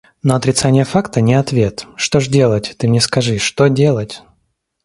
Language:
Russian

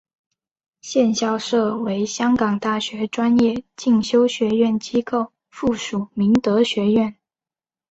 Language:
Chinese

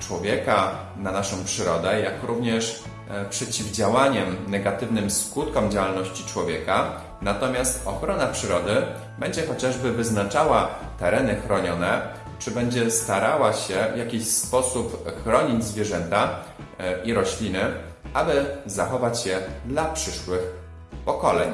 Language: Polish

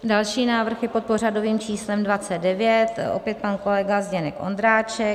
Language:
Czech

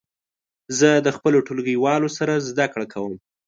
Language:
Pashto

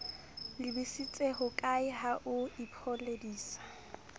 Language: Southern Sotho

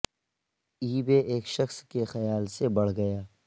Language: Urdu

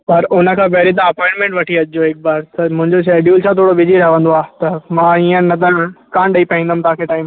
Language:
Sindhi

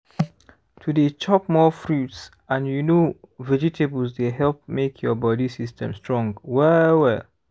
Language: Nigerian Pidgin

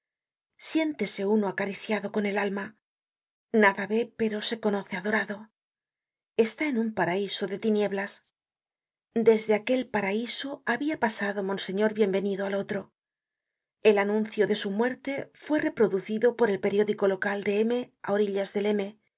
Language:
Spanish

